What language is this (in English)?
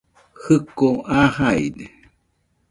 Nüpode Huitoto